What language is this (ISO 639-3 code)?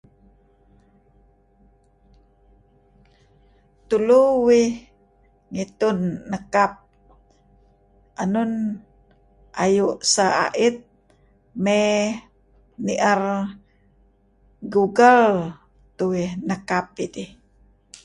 kzi